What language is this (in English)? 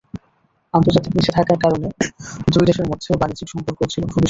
Bangla